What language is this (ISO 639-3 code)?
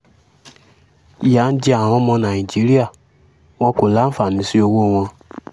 yor